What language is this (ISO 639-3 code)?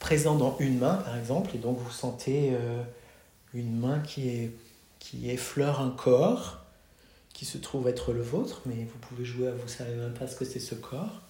fra